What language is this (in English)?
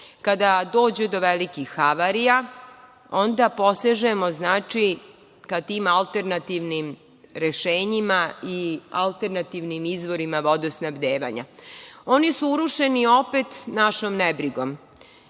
Serbian